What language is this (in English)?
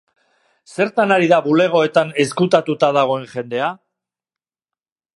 Basque